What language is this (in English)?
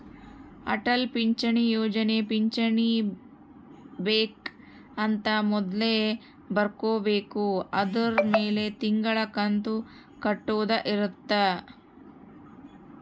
Kannada